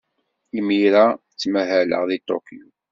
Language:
Kabyle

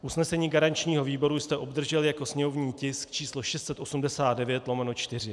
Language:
Czech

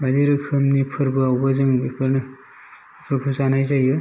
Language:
Bodo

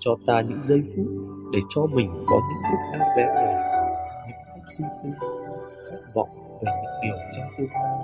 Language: Vietnamese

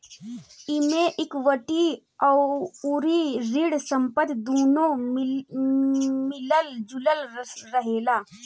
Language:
Bhojpuri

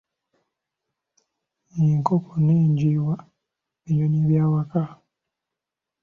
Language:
Ganda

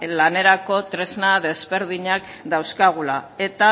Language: Basque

